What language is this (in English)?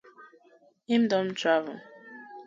Nigerian Pidgin